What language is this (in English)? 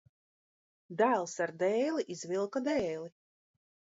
Latvian